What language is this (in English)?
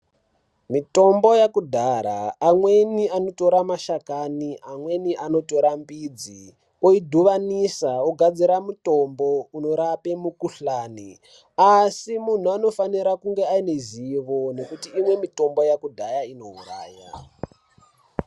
Ndau